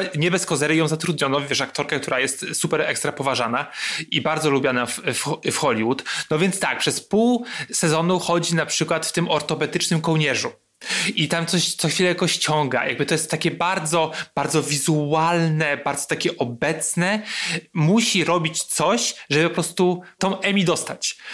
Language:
Polish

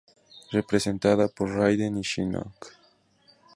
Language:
Spanish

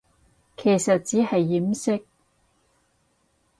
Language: Cantonese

